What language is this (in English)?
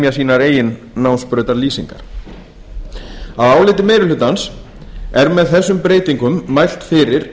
Icelandic